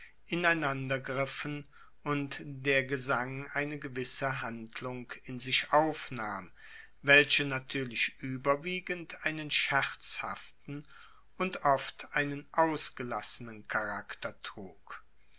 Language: German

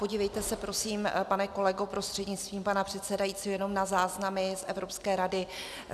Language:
Czech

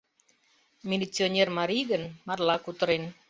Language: Mari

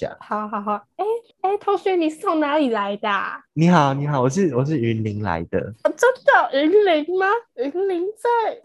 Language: Chinese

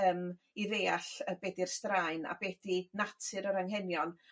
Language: Welsh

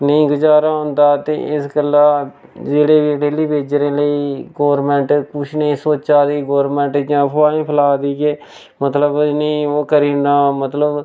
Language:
Dogri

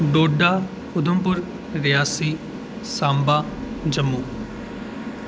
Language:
Dogri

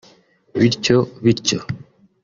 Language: Kinyarwanda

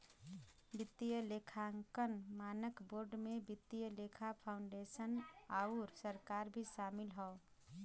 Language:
Bhojpuri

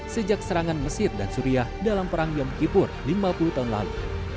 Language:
Indonesian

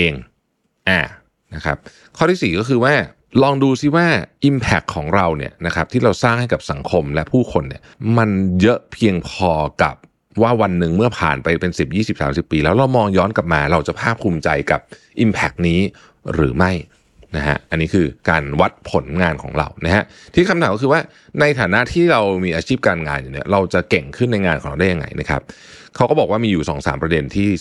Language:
Thai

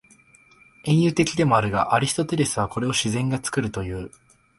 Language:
Japanese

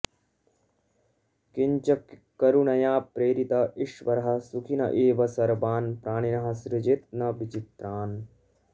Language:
Sanskrit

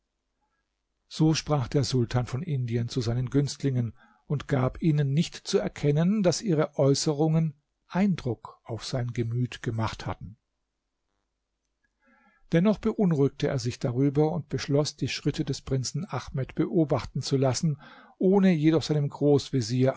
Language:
German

